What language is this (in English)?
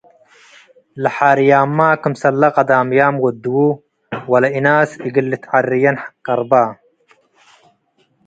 Tigre